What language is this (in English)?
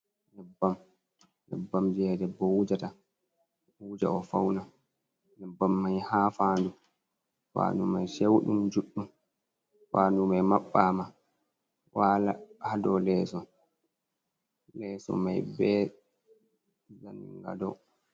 Fula